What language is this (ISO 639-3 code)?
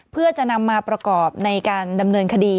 tha